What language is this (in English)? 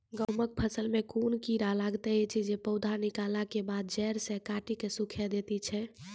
Maithili